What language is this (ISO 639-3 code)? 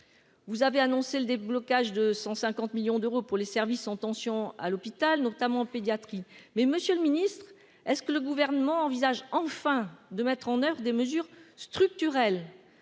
fra